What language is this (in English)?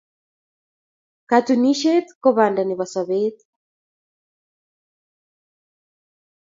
Kalenjin